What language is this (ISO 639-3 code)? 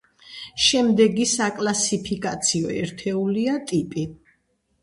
kat